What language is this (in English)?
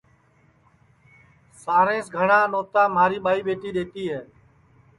Sansi